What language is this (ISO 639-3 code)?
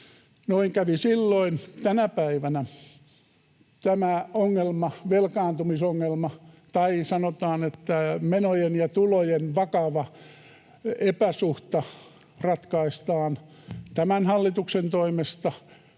fin